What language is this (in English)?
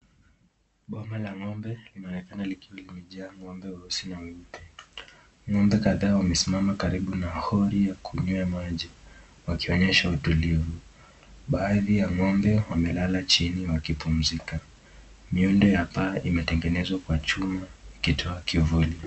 Swahili